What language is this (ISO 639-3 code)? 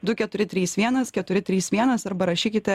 lit